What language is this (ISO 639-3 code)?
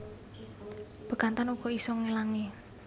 jav